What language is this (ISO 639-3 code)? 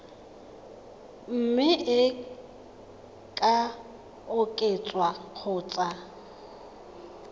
tsn